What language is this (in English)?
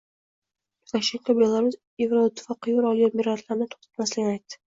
Uzbek